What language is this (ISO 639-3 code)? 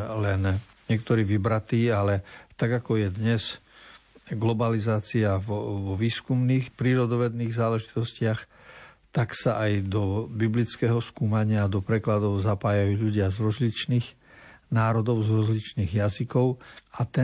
slk